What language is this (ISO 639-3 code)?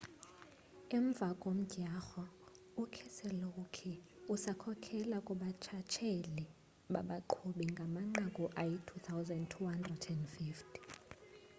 xho